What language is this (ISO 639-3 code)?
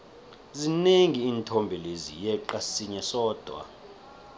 nbl